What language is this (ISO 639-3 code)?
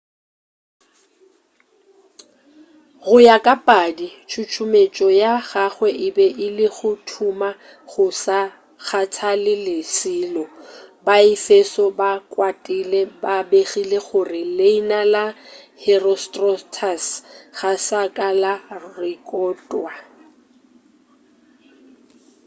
nso